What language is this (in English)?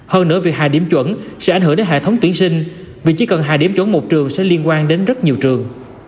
Vietnamese